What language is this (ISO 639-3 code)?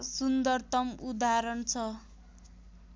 nep